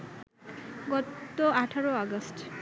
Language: Bangla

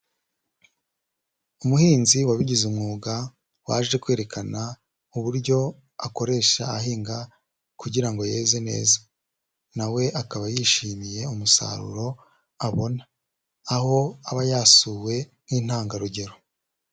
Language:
Kinyarwanda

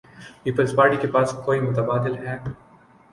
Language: Urdu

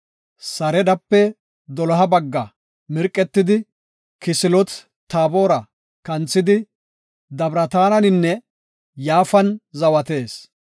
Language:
Gofa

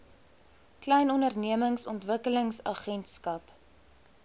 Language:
Afrikaans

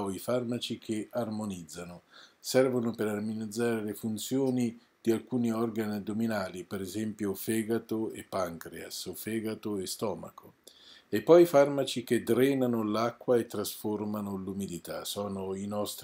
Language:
Italian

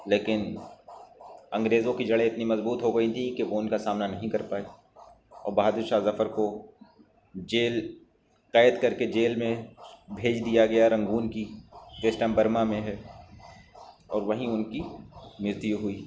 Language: Urdu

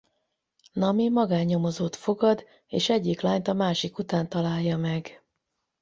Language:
Hungarian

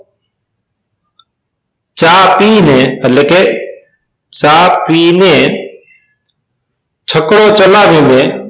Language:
Gujarati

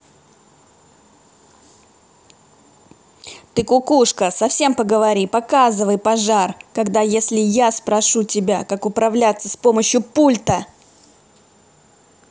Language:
Russian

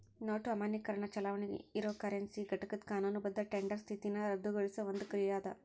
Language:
Kannada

